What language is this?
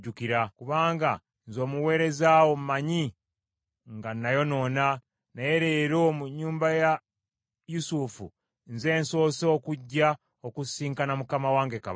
Ganda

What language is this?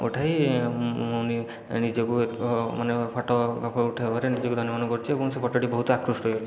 Odia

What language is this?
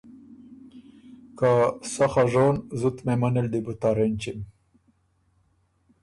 Ormuri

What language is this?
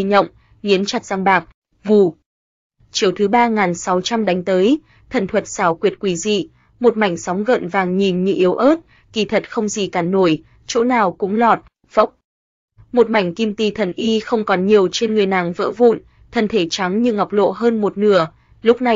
Vietnamese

